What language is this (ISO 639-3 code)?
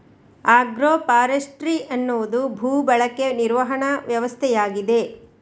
kan